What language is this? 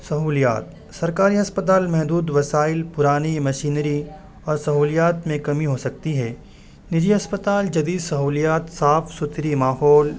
Urdu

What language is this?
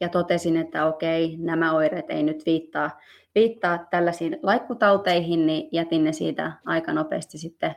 Finnish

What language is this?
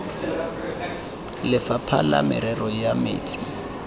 Tswana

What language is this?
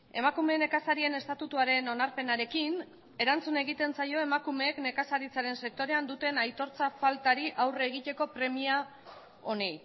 Basque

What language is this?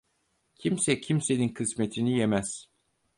Turkish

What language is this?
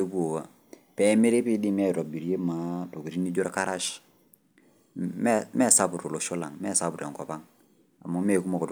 Masai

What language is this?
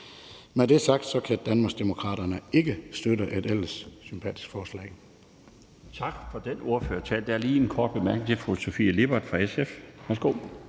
Danish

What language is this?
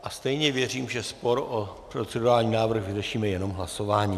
Czech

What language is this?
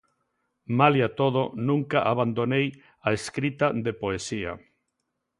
Galician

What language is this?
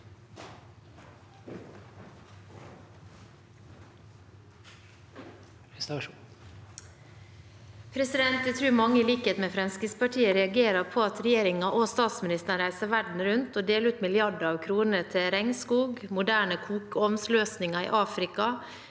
Norwegian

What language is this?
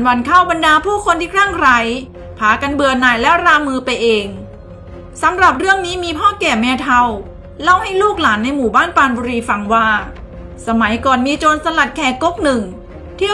Thai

